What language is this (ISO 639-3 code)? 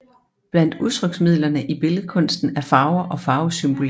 dan